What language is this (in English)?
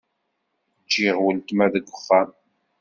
Kabyle